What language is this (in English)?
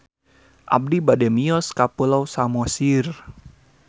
Sundanese